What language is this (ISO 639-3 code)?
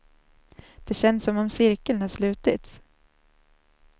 swe